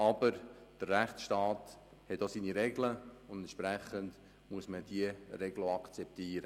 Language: Swiss German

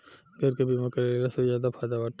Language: Bhojpuri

